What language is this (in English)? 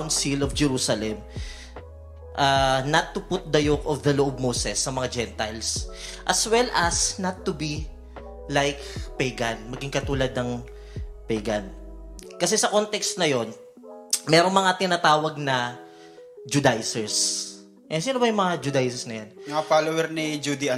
Filipino